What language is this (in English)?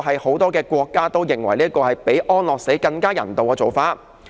Cantonese